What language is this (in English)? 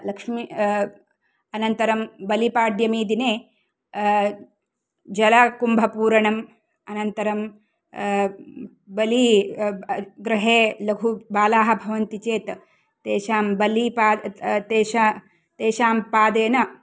Sanskrit